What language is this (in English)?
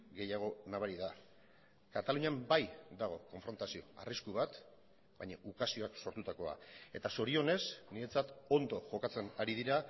Basque